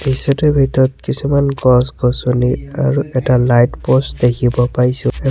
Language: Assamese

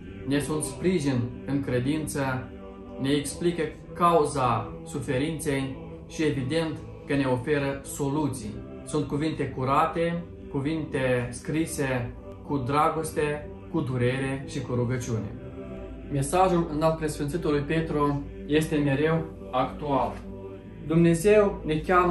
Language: Romanian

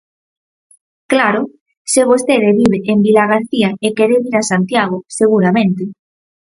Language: Galician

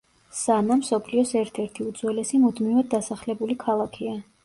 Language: Georgian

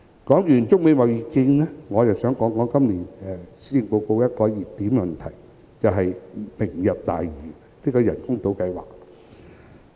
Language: Cantonese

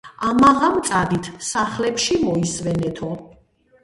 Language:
Georgian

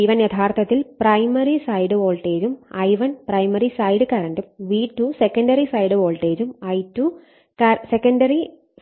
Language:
Malayalam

